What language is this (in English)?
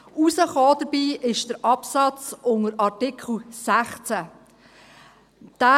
Swiss German